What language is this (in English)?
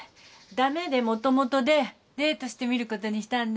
Japanese